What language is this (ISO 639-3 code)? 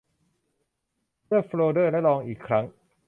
tha